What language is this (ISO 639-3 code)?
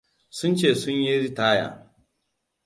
hau